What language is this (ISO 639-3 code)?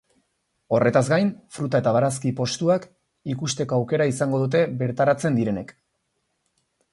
eus